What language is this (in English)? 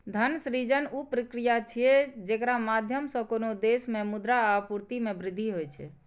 Maithili